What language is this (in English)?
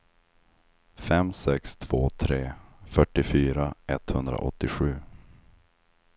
Swedish